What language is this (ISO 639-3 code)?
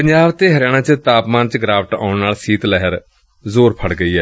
pan